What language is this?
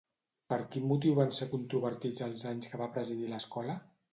Catalan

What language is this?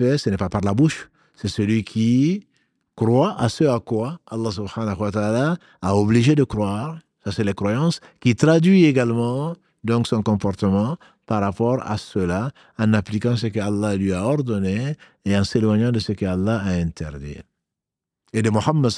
French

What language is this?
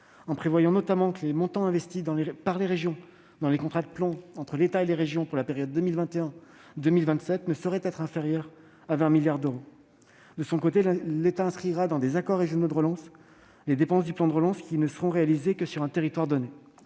French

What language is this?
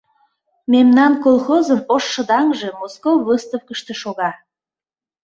Mari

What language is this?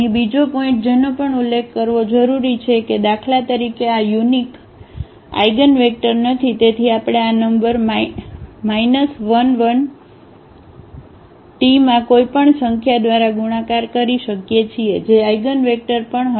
Gujarati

